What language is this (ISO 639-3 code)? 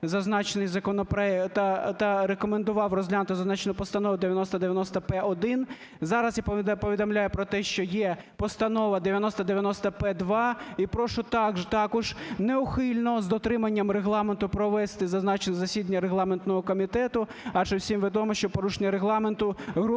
ukr